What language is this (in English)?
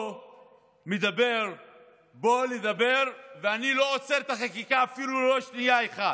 Hebrew